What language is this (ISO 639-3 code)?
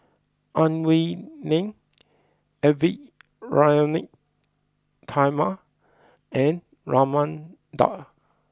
eng